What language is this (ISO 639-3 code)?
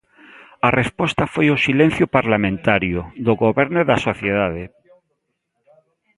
glg